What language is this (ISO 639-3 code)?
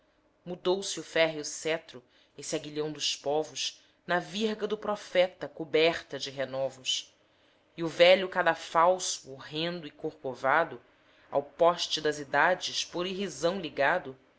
por